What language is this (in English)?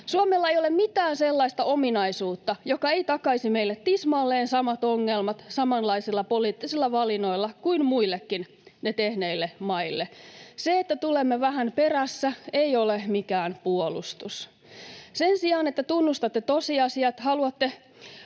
Finnish